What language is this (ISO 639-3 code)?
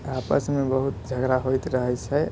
mai